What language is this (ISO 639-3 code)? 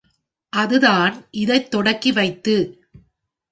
tam